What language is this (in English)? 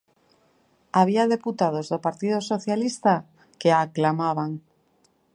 Galician